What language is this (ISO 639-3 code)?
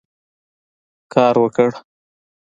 pus